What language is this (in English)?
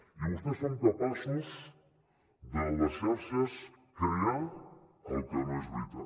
Catalan